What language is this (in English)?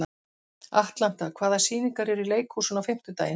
Icelandic